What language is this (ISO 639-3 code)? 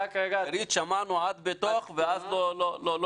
heb